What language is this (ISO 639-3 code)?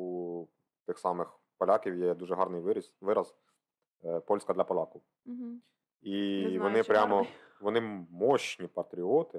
ukr